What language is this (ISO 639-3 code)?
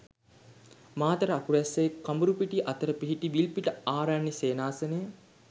sin